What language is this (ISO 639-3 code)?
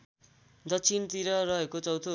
nep